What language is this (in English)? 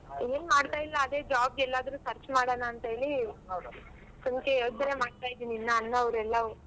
Kannada